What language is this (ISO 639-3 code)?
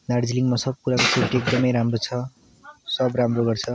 nep